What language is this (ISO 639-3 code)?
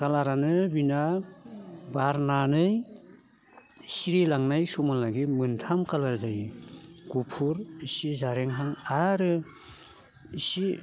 brx